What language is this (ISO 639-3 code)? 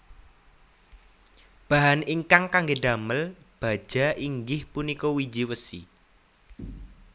jav